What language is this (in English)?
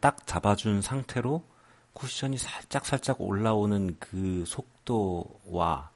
Korean